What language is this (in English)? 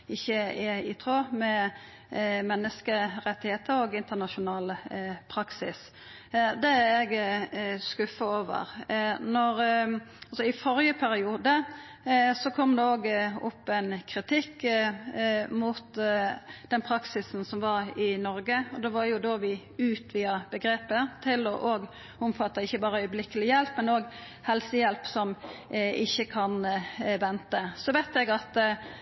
Norwegian Nynorsk